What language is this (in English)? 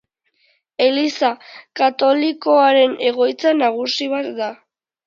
Basque